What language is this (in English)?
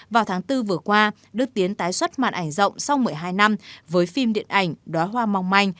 Vietnamese